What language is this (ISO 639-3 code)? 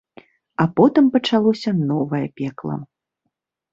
bel